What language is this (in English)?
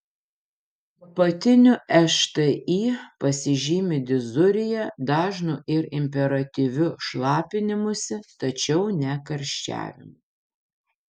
Lithuanian